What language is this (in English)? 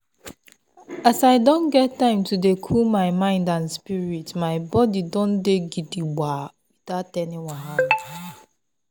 Nigerian Pidgin